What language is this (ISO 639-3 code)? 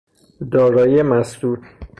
fas